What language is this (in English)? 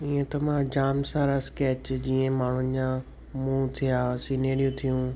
Sindhi